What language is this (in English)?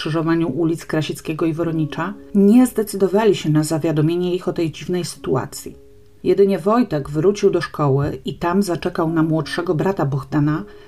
Polish